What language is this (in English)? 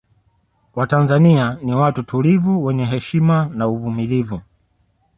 Swahili